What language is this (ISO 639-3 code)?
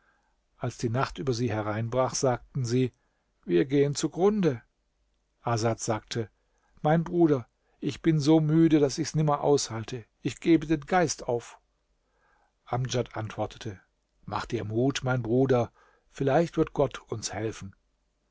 deu